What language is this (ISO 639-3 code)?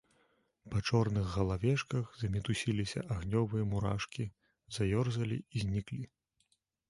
bel